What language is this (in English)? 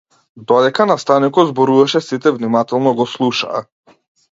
Macedonian